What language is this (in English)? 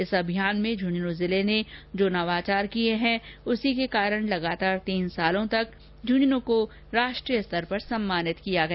Hindi